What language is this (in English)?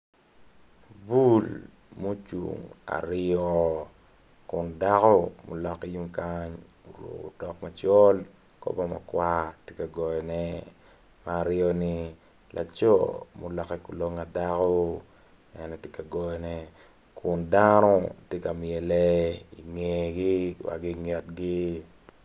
Acoli